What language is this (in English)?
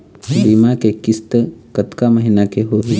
Chhattisgarhi